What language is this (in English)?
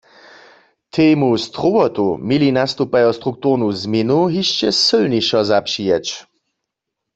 Upper Sorbian